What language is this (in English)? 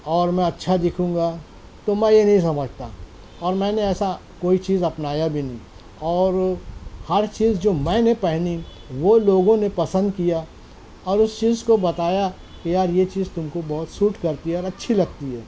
Urdu